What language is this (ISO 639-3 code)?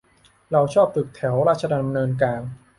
tha